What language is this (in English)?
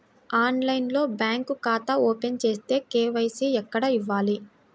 Telugu